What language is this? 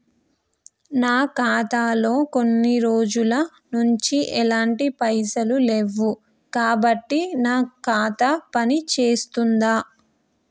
Telugu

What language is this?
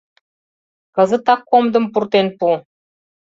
Mari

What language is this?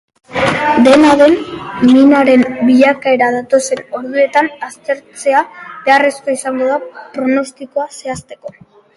Basque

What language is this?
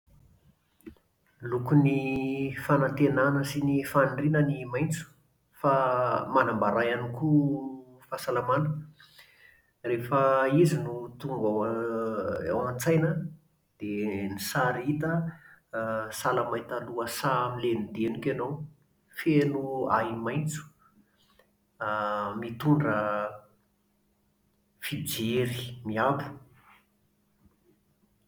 Malagasy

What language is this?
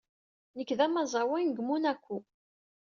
Kabyle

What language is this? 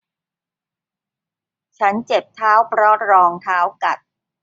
Thai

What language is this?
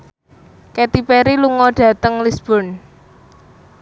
Javanese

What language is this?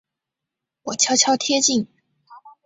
Chinese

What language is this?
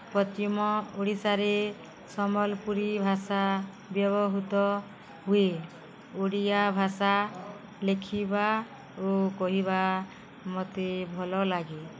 Odia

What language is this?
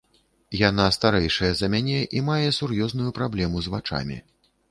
Belarusian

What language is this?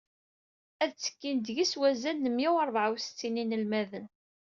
Kabyle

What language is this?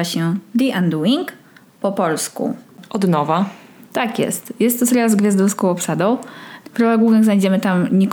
Polish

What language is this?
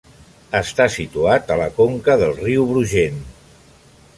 Catalan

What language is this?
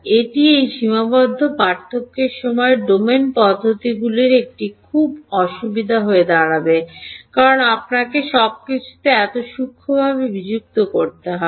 Bangla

